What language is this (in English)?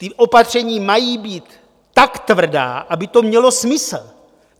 Czech